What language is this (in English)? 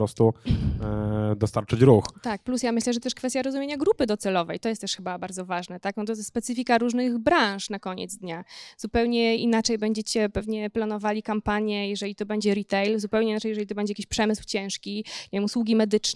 Polish